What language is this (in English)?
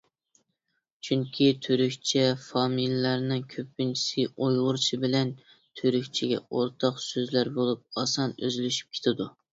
Uyghur